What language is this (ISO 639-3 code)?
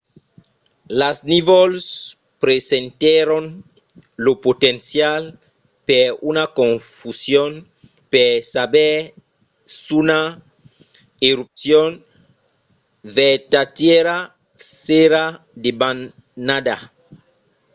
oci